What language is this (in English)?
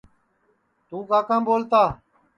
Sansi